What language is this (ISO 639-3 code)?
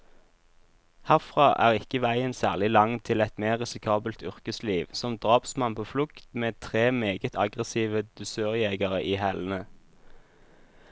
nor